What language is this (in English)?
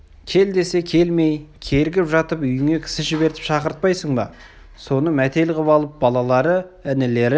Kazakh